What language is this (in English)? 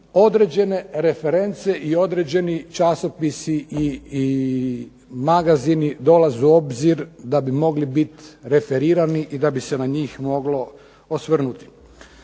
Croatian